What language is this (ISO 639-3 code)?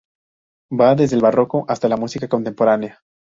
spa